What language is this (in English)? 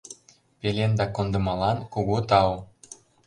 Mari